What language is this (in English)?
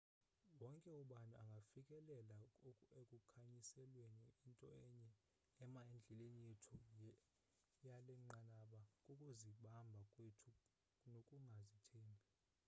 Xhosa